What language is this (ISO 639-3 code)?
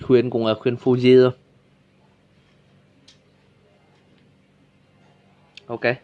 vie